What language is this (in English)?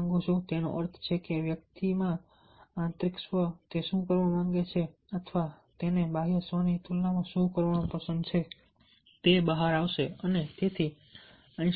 Gujarati